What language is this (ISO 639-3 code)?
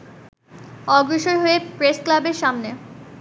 ben